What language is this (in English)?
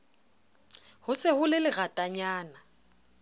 Southern Sotho